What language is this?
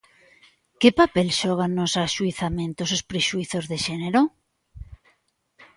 Galician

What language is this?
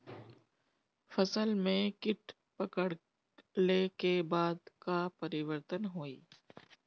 Bhojpuri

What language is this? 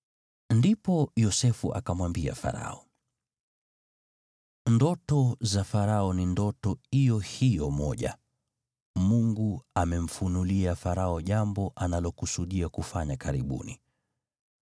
Swahili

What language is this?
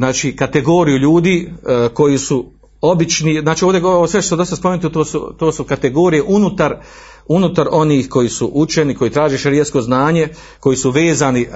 Croatian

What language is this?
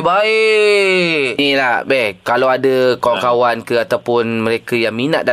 Malay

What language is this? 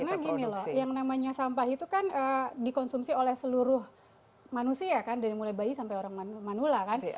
Indonesian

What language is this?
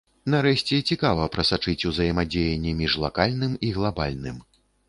Belarusian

